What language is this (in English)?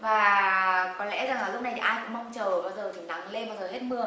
Vietnamese